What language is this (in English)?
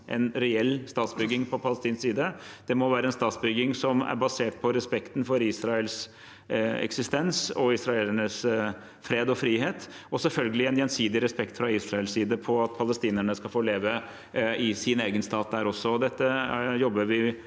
Norwegian